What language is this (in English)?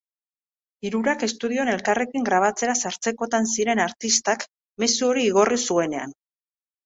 Basque